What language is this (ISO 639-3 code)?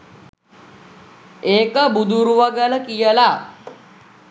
sin